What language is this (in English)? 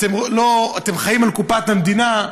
Hebrew